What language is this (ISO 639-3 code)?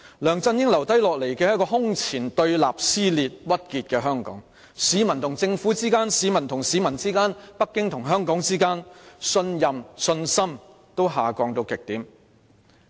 yue